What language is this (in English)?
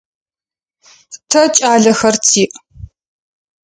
Adyghe